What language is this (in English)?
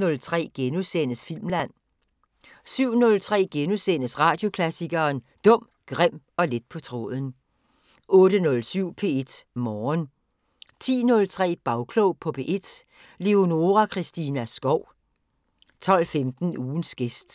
Danish